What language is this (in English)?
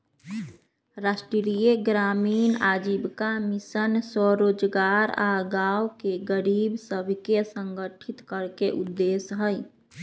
Magahi